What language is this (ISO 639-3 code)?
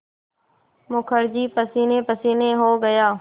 hin